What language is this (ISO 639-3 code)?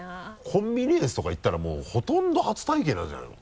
jpn